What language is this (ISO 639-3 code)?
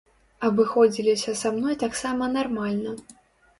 bel